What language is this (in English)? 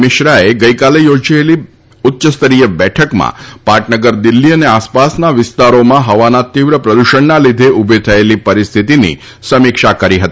Gujarati